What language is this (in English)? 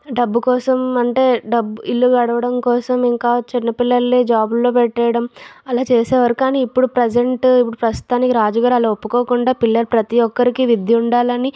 Telugu